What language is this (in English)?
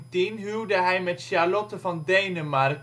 Dutch